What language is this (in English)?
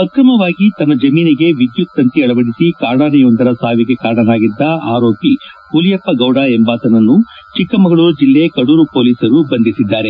Kannada